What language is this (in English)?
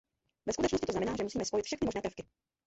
Czech